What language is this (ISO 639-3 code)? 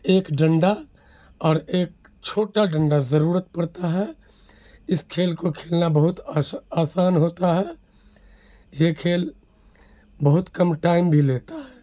urd